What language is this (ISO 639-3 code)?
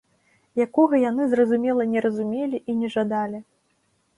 bel